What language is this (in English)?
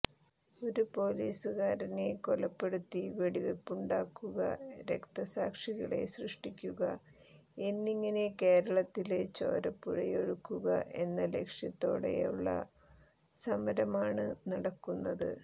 Malayalam